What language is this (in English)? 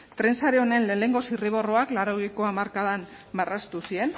Basque